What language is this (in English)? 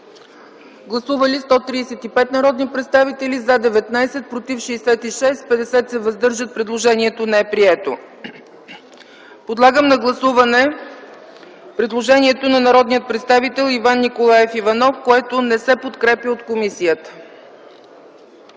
Bulgarian